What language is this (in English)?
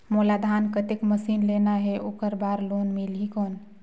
Chhattisgarhi